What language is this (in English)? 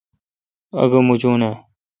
Kalkoti